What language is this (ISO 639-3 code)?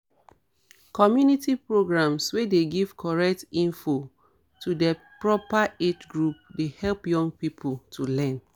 pcm